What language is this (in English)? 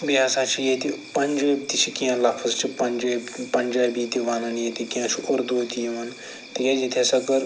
Kashmiri